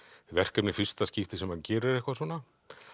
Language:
Icelandic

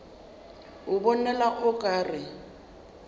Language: Northern Sotho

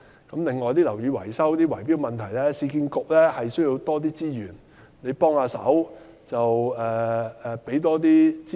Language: Cantonese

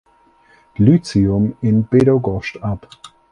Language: German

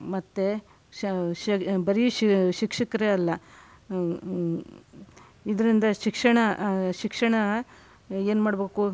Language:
Kannada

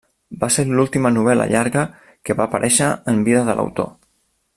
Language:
Catalan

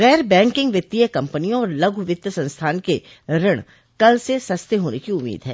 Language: Hindi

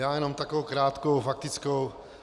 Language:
Czech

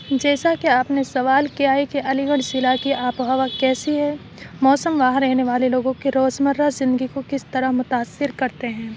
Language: Urdu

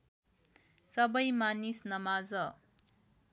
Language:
Nepali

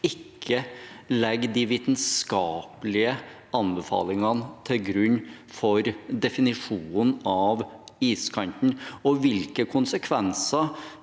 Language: Norwegian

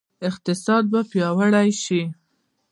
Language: Pashto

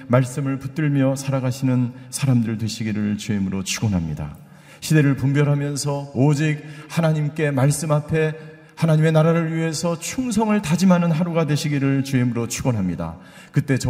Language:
Korean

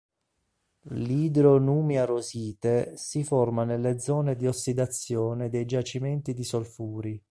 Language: Italian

